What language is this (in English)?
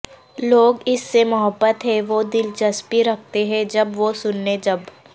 Urdu